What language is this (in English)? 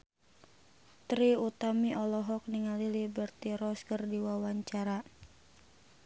Sundanese